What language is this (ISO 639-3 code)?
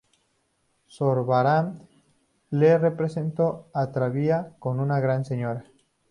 spa